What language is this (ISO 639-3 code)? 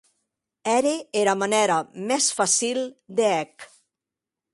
oci